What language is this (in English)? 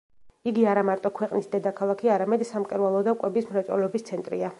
Georgian